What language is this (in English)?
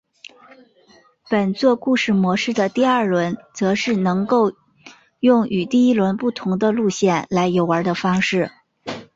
Chinese